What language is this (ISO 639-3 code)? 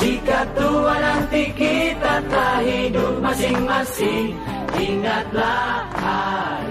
ind